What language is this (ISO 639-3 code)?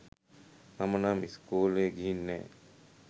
sin